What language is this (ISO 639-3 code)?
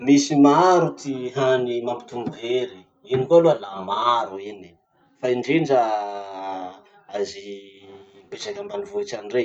msh